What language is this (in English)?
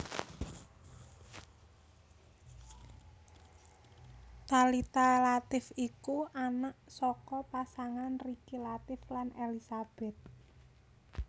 Javanese